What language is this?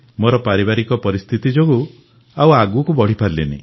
Odia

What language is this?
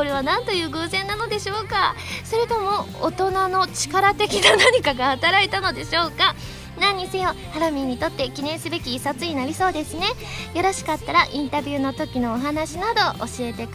Japanese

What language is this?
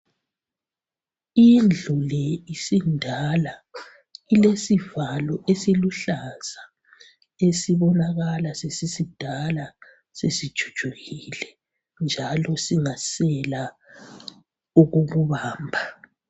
North Ndebele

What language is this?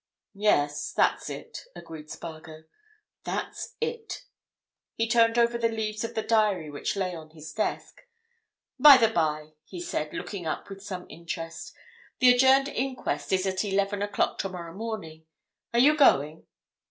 English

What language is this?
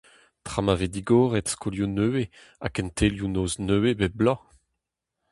Breton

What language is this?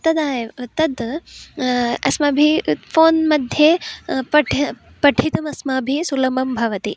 Sanskrit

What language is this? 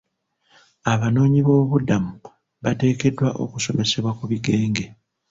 Ganda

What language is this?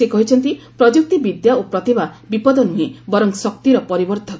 Odia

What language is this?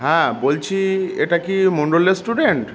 Bangla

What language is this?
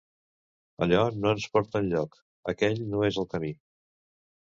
Catalan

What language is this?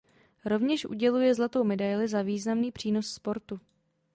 Czech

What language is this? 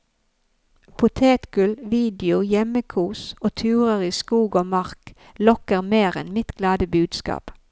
Norwegian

